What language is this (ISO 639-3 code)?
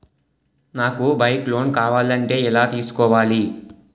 tel